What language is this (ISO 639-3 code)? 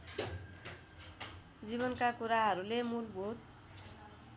nep